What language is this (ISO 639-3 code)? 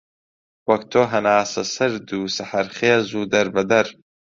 ckb